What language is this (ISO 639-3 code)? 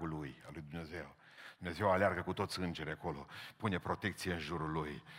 ron